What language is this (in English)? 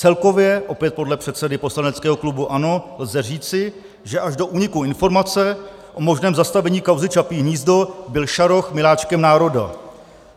Czech